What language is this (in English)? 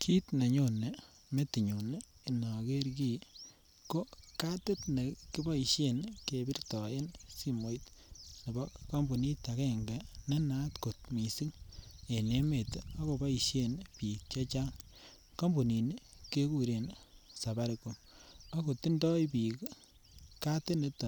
Kalenjin